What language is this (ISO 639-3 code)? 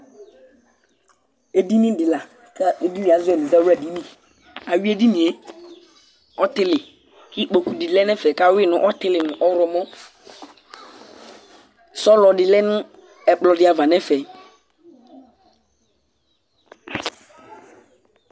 kpo